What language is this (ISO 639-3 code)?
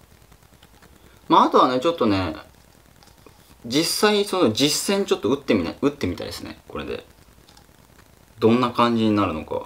jpn